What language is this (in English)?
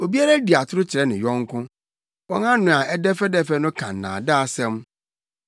Akan